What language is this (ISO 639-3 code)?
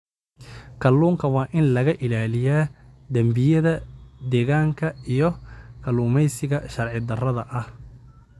som